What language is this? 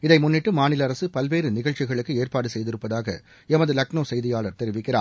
Tamil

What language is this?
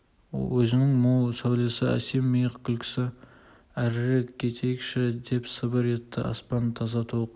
Kazakh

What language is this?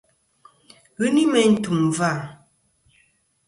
Kom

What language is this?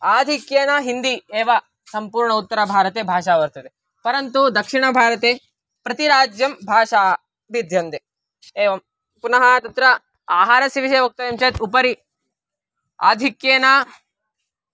Sanskrit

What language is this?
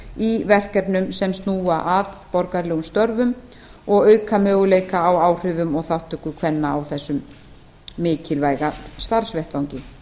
Icelandic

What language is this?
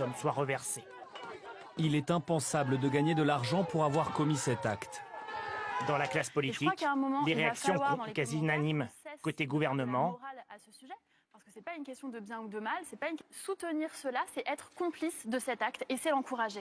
French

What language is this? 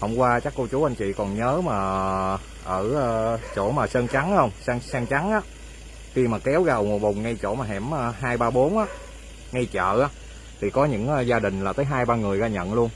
Vietnamese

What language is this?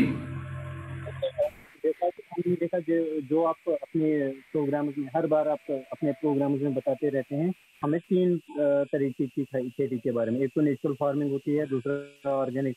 Hindi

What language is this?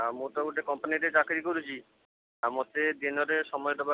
Odia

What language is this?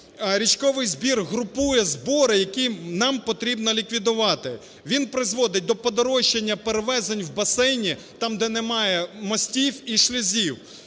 Ukrainian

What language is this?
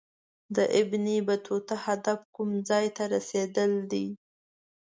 Pashto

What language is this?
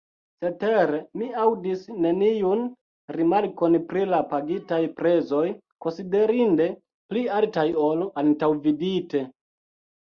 Esperanto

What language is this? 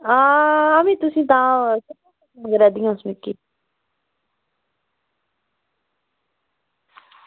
Dogri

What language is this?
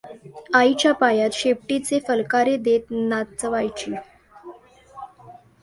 Marathi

